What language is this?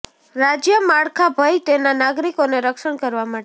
Gujarati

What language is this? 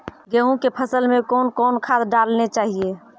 Maithili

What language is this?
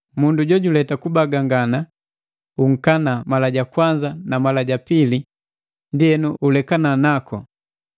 Matengo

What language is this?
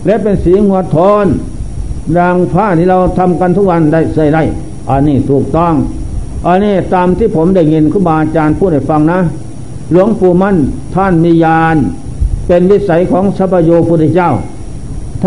Thai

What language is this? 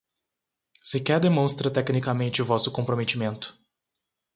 Portuguese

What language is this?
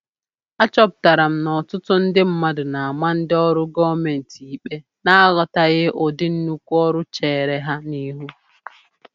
Igbo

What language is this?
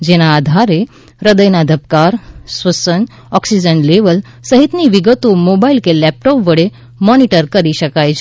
Gujarati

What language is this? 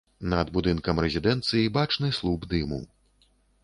Belarusian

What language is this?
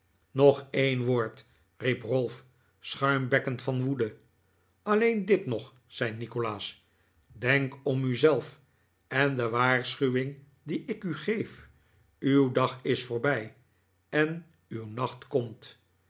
Dutch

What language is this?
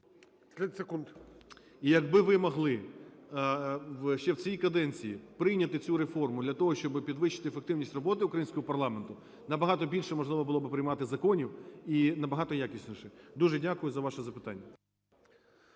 Ukrainian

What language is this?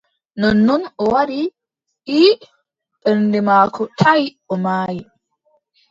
Adamawa Fulfulde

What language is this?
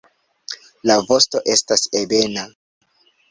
Esperanto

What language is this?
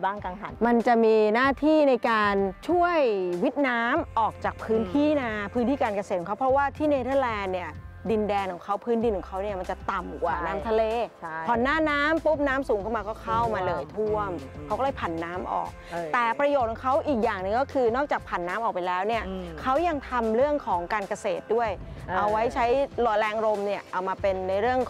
Thai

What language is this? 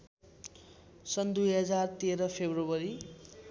Nepali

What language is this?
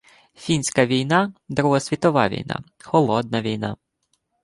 Ukrainian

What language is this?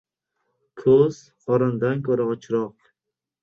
Uzbek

